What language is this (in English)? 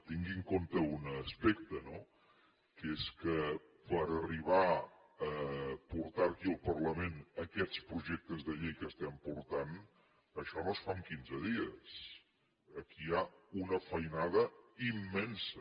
Catalan